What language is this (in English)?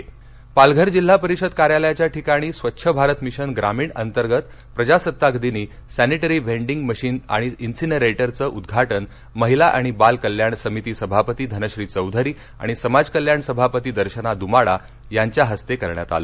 Marathi